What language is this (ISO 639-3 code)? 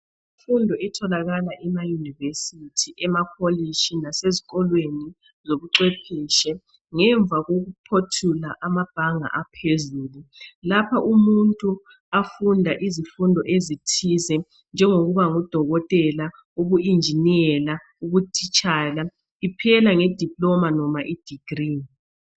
nde